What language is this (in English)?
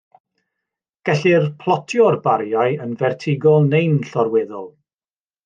Welsh